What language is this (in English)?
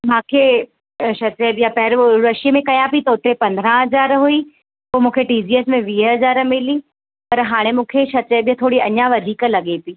Sindhi